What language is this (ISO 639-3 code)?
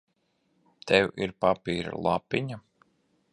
lav